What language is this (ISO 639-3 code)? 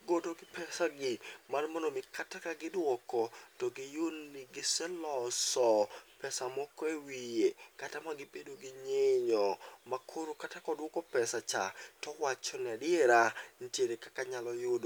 luo